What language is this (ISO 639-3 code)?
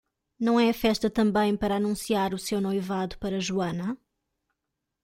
por